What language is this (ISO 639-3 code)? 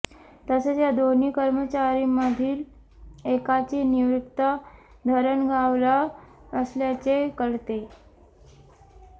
mar